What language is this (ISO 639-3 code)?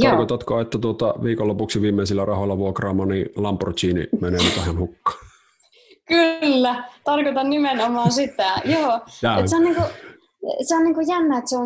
fin